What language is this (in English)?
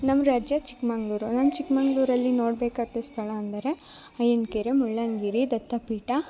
Kannada